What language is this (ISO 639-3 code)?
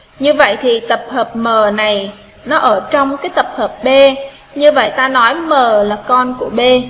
vie